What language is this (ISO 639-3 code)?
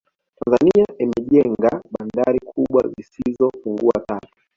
swa